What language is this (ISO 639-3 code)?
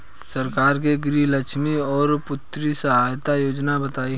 bho